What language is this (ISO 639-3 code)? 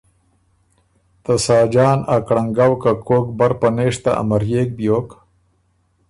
oru